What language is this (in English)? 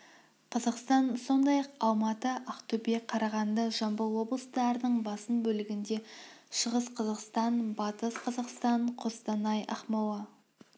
Kazakh